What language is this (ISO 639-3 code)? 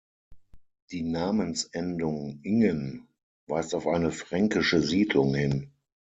deu